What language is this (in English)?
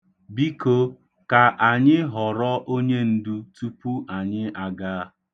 Igbo